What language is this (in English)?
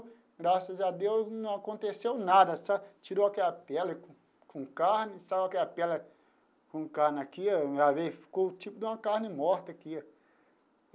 Portuguese